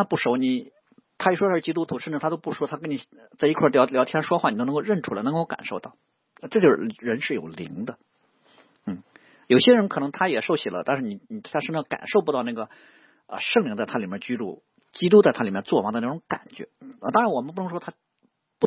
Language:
Chinese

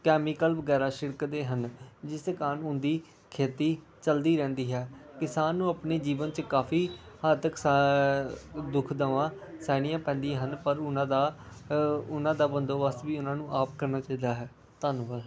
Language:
Punjabi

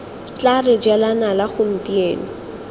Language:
Tswana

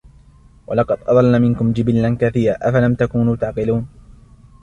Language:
Arabic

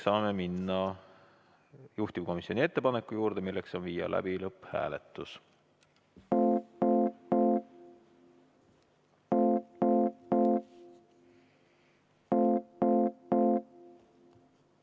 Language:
Estonian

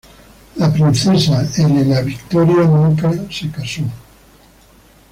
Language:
Spanish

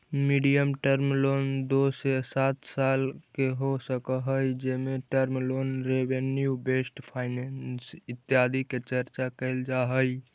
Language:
Magahi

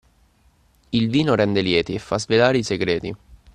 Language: Italian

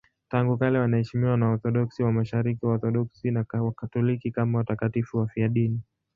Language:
Swahili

